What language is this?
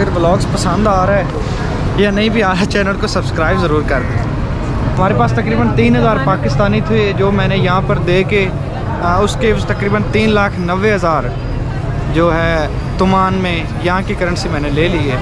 Hindi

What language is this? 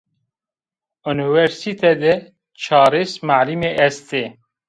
Zaza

